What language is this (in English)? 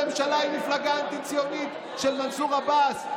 Hebrew